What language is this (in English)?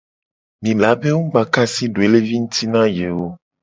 Gen